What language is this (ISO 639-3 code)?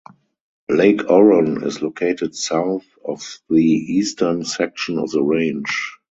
eng